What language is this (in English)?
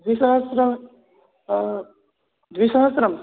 Sanskrit